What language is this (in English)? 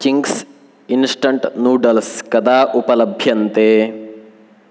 Sanskrit